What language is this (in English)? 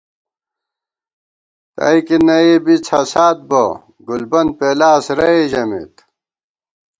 Gawar-Bati